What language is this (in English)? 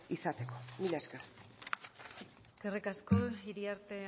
Basque